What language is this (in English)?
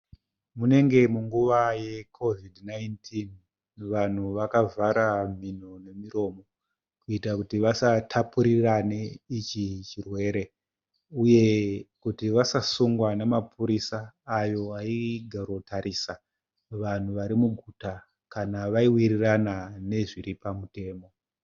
Shona